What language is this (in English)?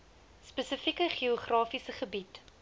Afrikaans